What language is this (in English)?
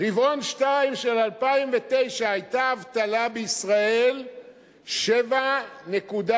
Hebrew